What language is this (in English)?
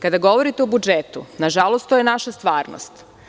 Serbian